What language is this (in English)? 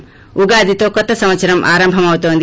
Telugu